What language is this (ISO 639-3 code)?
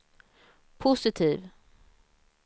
swe